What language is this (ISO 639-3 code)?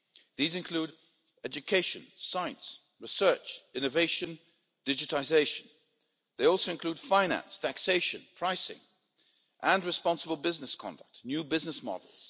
eng